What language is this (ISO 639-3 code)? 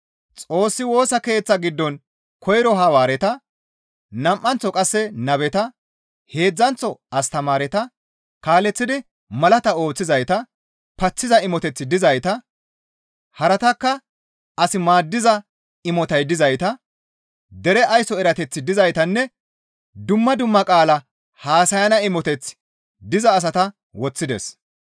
gmv